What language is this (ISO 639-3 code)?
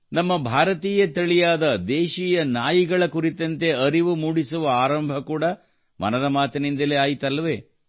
kan